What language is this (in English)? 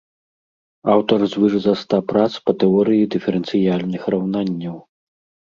Belarusian